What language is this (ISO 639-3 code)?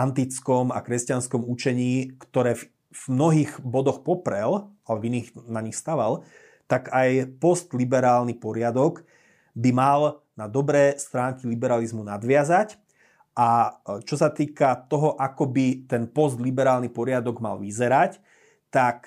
slk